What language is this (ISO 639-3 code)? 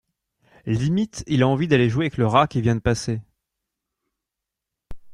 fra